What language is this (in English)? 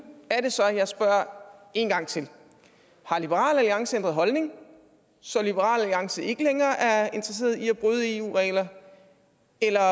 Danish